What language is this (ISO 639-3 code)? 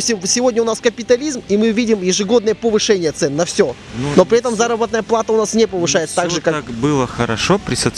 rus